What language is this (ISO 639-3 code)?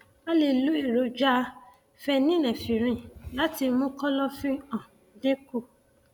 yor